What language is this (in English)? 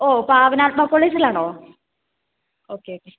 Malayalam